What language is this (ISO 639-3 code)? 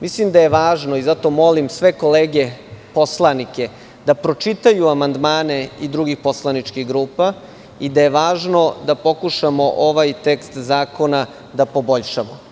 srp